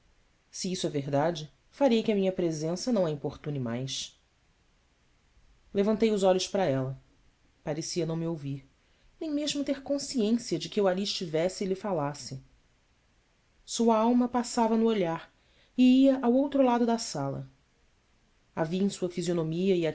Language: Portuguese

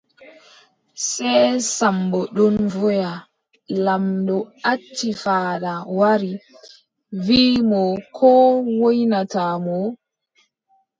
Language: Adamawa Fulfulde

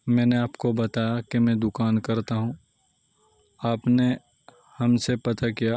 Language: Urdu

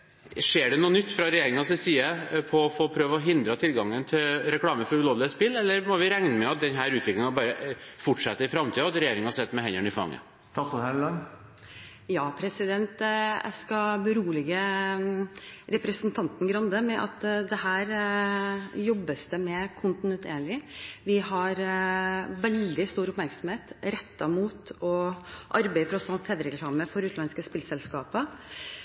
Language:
Norwegian Bokmål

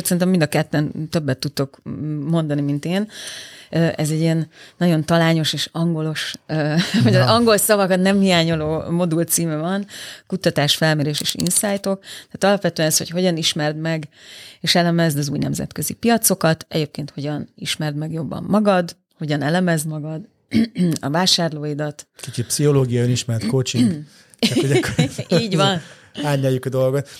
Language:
Hungarian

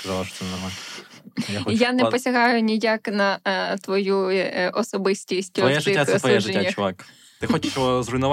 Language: Ukrainian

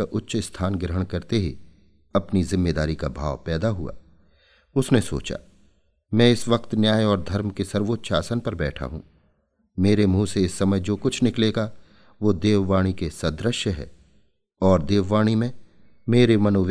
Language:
Hindi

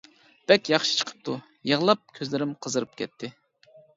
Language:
Uyghur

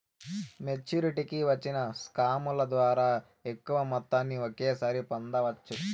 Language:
Telugu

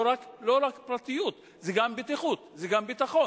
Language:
Hebrew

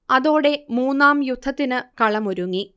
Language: Malayalam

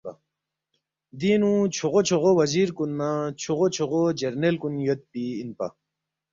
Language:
Balti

